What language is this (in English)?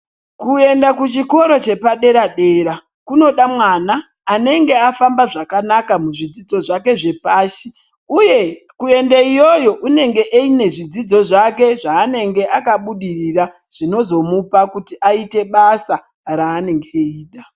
Ndau